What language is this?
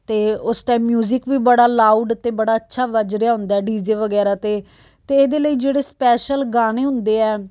Punjabi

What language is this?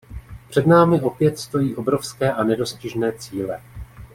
Czech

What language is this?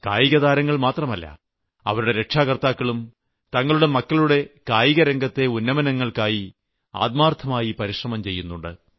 Malayalam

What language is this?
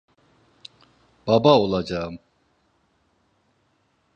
Turkish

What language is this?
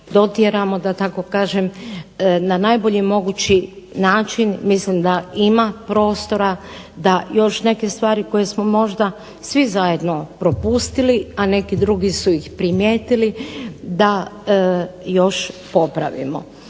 Croatian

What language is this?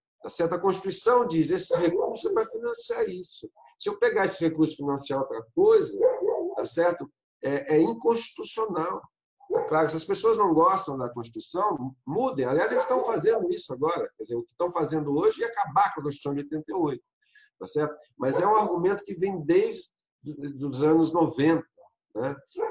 Portuguese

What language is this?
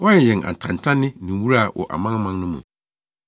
Akan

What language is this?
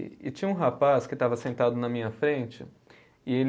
Portuguese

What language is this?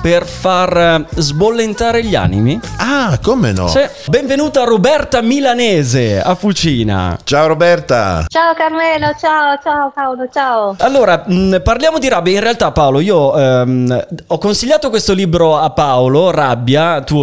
Italian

